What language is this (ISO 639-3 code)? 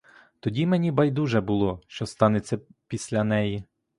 ukr